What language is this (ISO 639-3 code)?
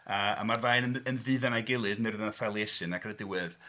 cym